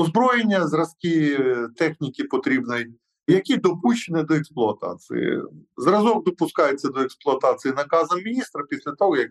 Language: Ukrainian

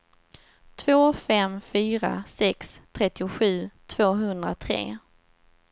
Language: Swedish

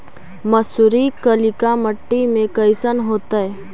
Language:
Magahi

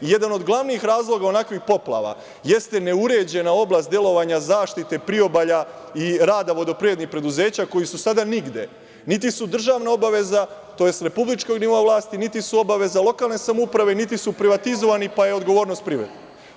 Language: Serbian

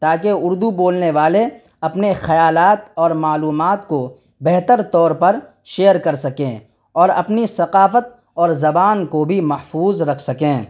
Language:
Urdu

